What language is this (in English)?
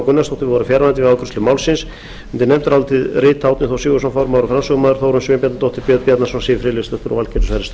Icelandic